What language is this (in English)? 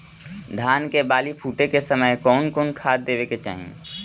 Bhojpuri